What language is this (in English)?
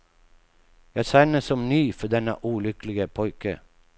Swedish